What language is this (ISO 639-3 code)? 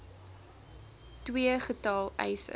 afr